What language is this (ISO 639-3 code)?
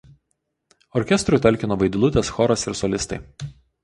lit